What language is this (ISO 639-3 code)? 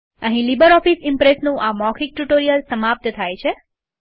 guj